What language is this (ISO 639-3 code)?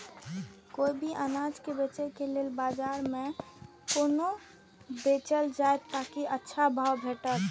mai